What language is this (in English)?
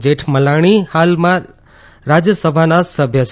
Gujarati